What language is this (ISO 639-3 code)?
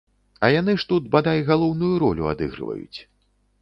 bel